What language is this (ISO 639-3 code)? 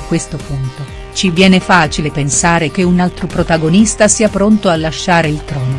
ita